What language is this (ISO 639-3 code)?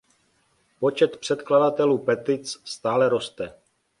ces